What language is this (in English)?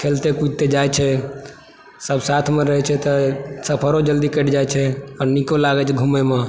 Maithili